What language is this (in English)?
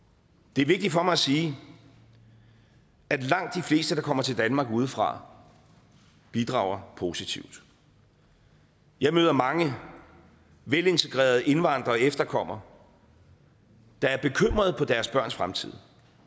Danish